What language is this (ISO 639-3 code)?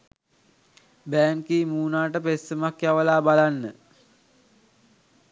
sin